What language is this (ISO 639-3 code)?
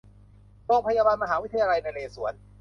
tha